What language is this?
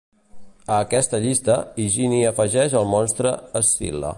Catalan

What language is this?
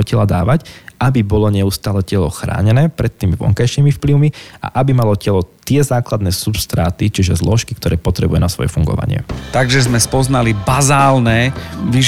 Slovak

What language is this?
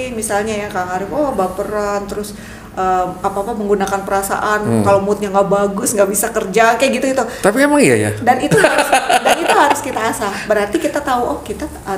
Indonesian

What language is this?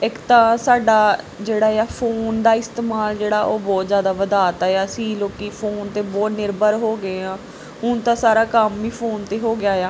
Punjabi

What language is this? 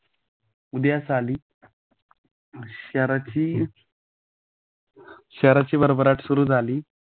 Marathi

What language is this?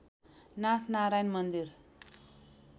Nepali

